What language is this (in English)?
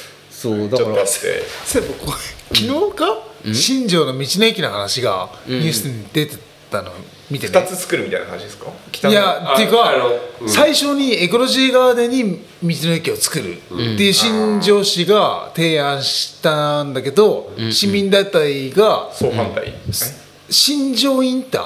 Japanese